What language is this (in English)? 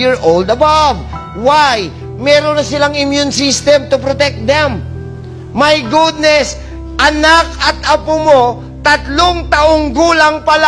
Filipino